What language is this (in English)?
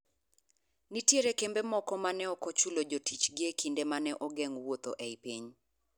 Luo (Kenya and Tanzania)